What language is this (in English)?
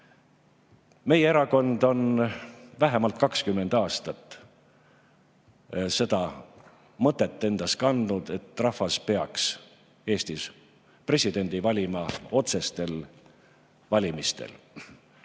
Estonian